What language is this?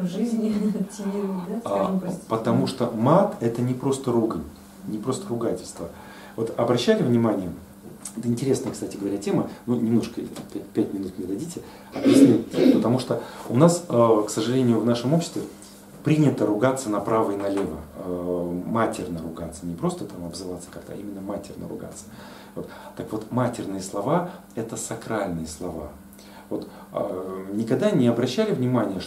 Russian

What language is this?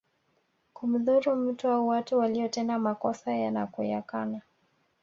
Swahili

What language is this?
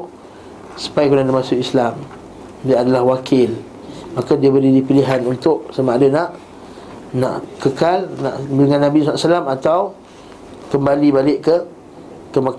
Malay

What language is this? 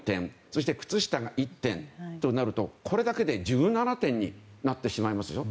Japanese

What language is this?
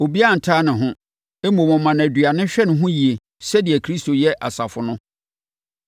Akan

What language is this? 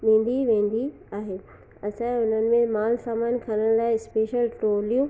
Sindhi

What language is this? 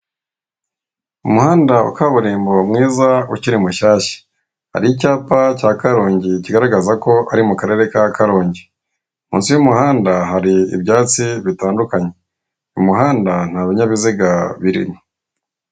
Kinyarwanda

